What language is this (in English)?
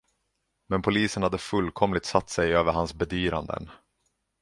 Swedish